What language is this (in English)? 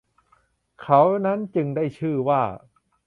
Thai